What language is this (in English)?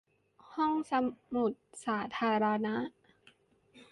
Thai